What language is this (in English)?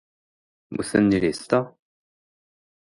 Korean